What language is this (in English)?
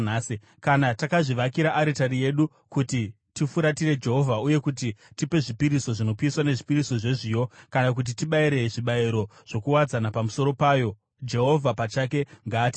Shona